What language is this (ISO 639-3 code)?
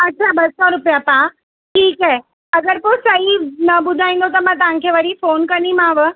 snd